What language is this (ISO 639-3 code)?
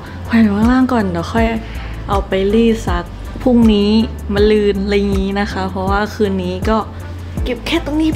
tha